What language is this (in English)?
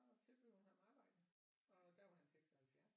Danish